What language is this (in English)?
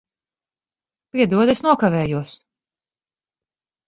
Latvian